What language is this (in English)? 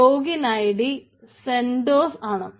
Malayalam